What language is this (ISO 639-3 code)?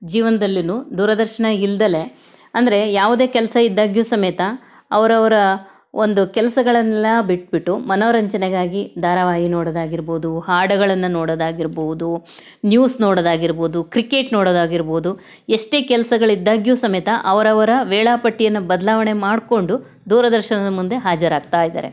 kan